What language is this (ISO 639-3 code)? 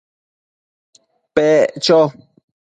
mcf